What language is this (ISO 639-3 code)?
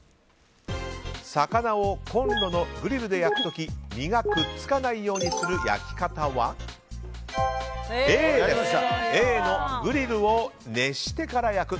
jpn